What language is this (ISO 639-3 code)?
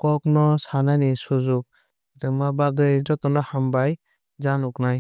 trp